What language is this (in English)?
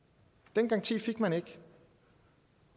Danish